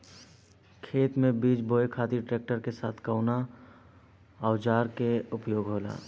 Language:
Bhojpuri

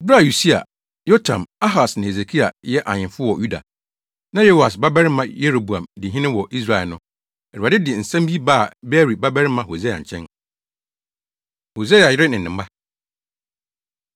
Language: Akan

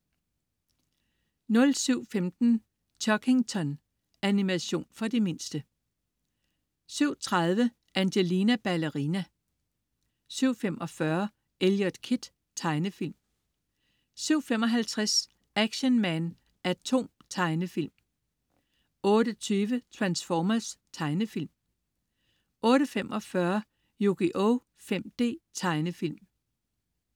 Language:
Danish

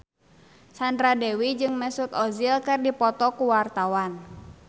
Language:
Sundanese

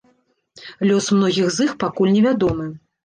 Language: Belarusian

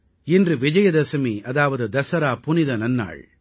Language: Tamil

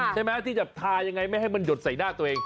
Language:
Thai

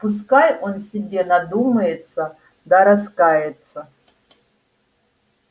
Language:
Russian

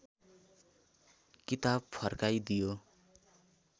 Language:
Nepali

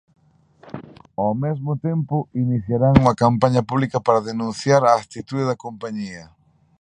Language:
Galician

